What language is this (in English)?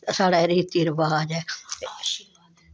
Dogri